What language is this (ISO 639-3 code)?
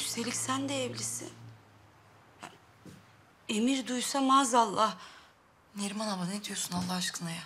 tur